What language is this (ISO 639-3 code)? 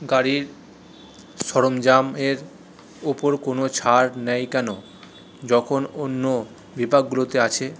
ben